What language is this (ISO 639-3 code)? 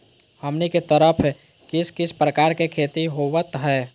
mag